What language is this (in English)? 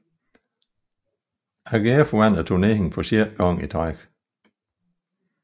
Danish